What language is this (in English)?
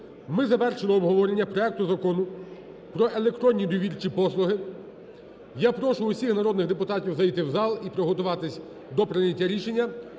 Ukrainian